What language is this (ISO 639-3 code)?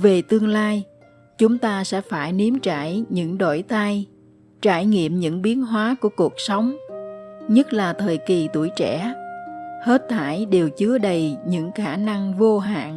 vie